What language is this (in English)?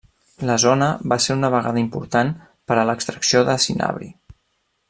Catalan